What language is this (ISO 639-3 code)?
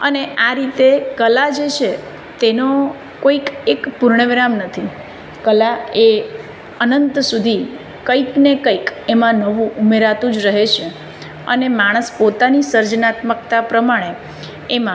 guj